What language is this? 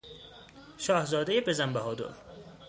Persian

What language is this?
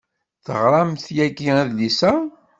Kabyle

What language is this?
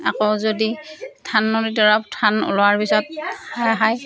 Assamese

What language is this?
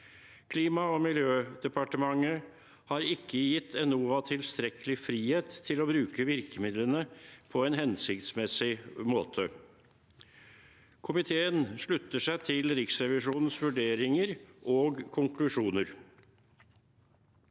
Norwegian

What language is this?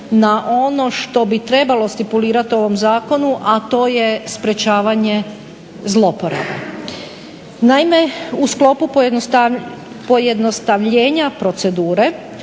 Croatian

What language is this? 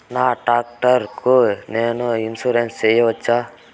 Telugu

